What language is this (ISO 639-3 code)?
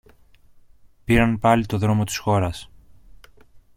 ell